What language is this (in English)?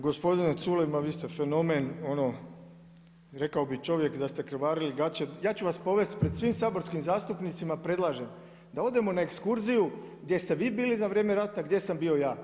Croatian